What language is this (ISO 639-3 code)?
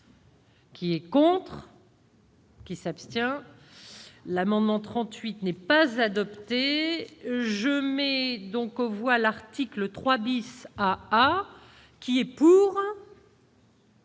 fra